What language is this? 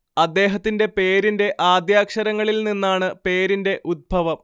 Malayalam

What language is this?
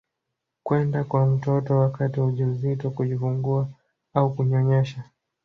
Swahili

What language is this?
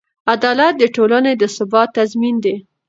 Pashto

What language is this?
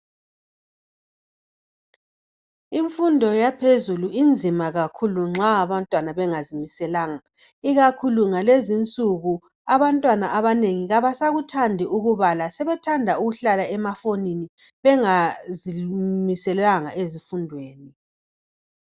North Ndebele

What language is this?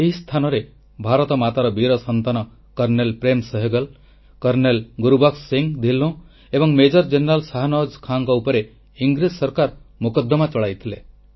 Odia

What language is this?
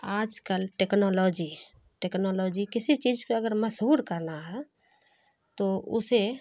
Urdu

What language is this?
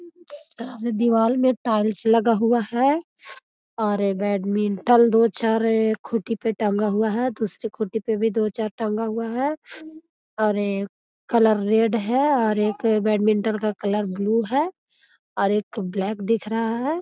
Magahi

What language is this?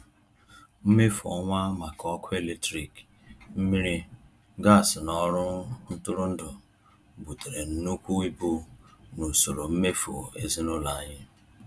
Igbo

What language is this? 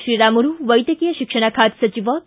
Kannada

